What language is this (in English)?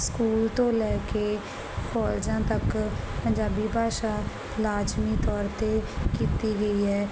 Punjabi